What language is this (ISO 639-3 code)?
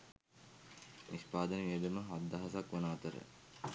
sin